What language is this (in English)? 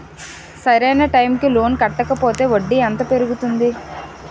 Telugu